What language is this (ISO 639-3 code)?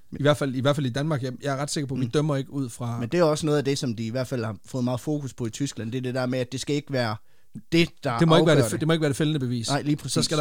dan